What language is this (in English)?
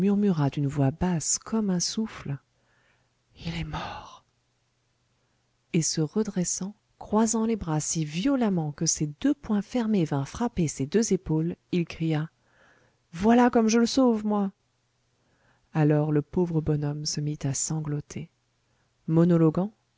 French